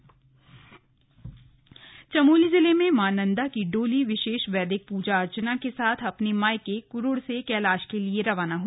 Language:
Hindi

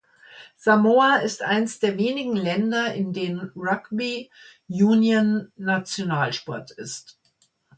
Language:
German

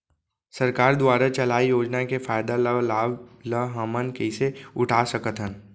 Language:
Chhattisgarhi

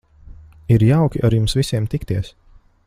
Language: Latvian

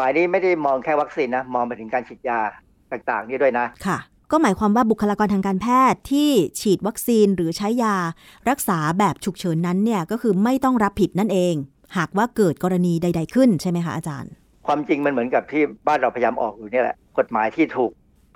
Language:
Thai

